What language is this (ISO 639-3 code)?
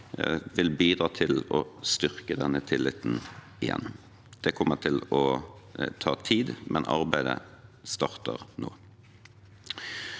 nor